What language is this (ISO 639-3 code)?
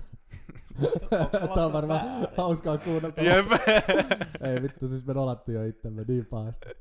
fin